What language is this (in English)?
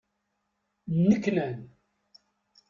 Kabyle